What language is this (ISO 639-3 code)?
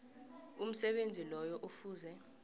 nbl